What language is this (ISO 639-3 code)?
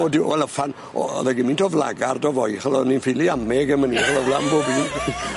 cym